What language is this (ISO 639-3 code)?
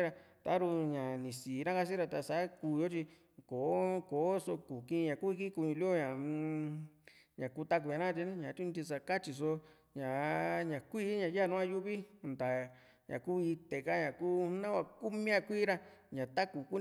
vmc